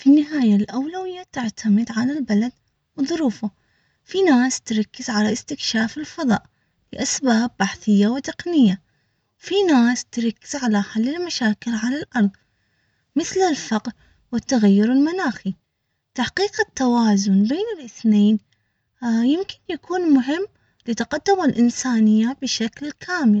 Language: Omani Arabic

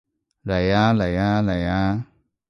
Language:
Cantonese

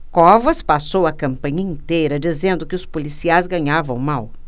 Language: Portuguese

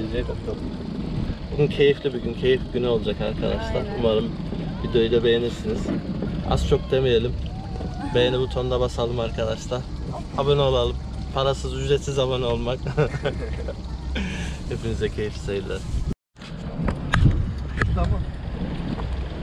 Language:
Turkish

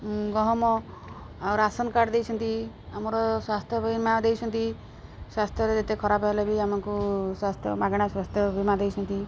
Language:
Odia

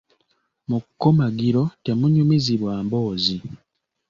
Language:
Ganda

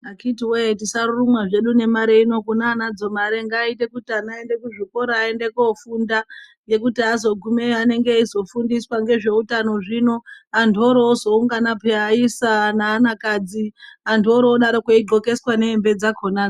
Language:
Ndau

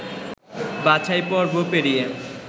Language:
Bangla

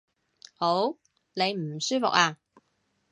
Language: Cantonese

